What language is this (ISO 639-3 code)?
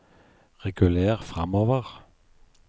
nor